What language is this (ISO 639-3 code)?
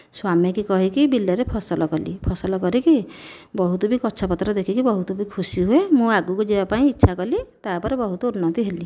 ori